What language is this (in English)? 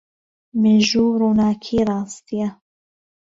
Central Kurdish